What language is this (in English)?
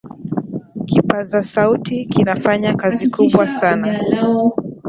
Swahili